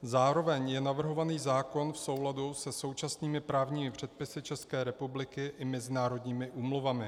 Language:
Czech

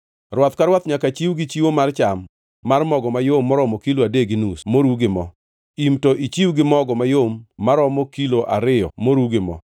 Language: Luo (Kenya and Tanzania)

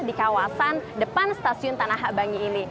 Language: Indonesian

